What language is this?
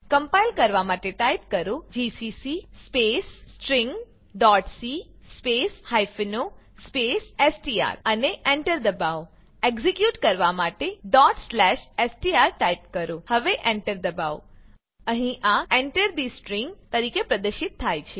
Gujarati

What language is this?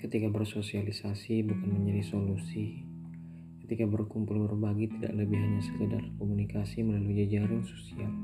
Indonesian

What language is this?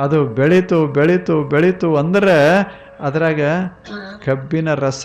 Kannada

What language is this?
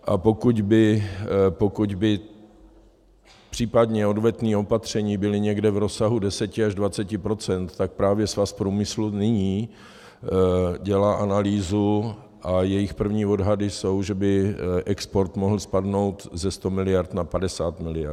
Czech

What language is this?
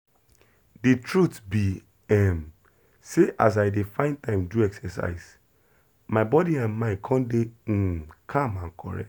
Nigerian Pidgin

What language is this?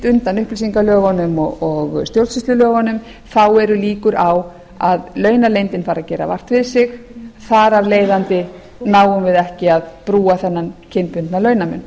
Icelandic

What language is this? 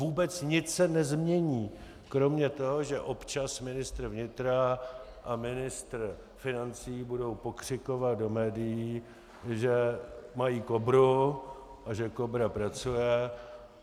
Czech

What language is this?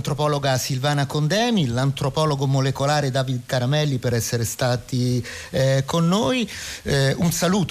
Italian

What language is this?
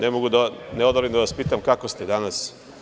Serbian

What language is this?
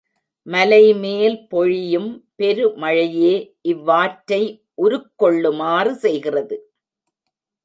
Tamil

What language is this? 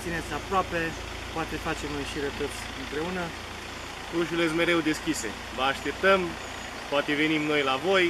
Romanian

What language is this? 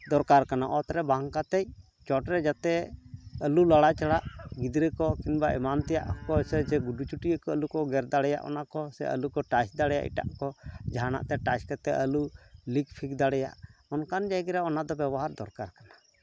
Santali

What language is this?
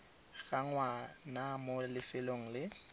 Tswana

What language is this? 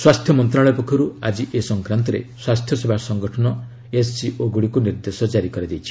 Odia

